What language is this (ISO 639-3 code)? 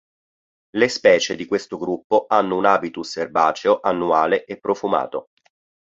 ita